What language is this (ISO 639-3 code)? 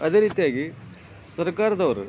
kan